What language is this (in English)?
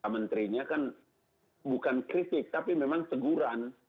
Indonesian